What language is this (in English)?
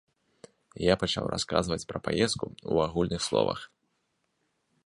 Belarusian